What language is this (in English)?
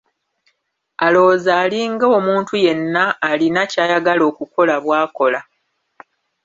Ganda